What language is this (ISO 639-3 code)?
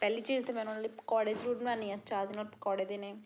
pan